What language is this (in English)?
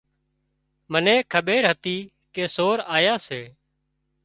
Wadiyara Koli